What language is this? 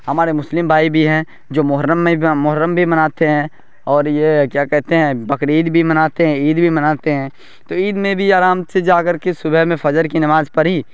Urdu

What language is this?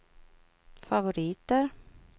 Swedish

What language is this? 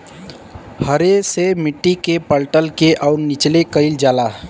Bhojpuri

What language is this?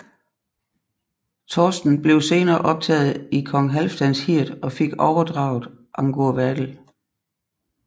Danish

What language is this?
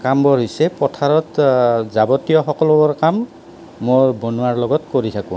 Assamese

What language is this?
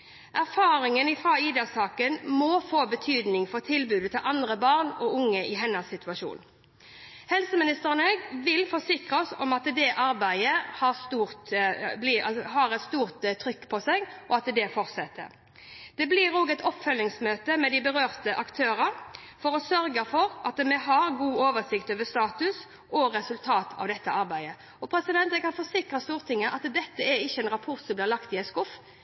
Norwegian Bokmål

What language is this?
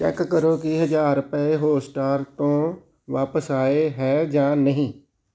Punjabi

